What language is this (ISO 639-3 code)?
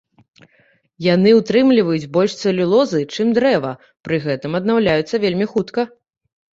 bel